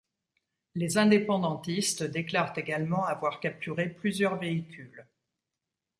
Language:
French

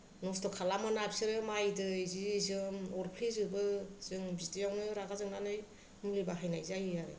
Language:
Bodo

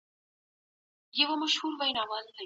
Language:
Pashto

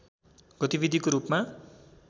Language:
Nepali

